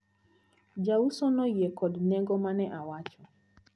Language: Luo (Kenya and Tanzania)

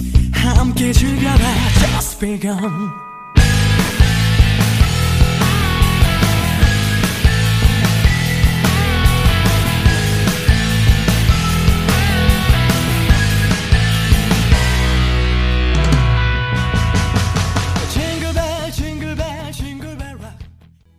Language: Korean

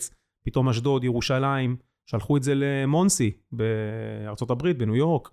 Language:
Hebrew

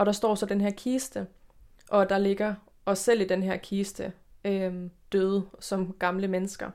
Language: Danish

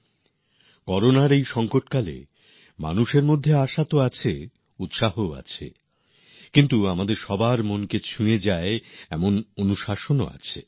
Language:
Bangla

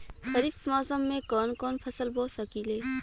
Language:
Bhojpuri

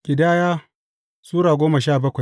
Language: Hausa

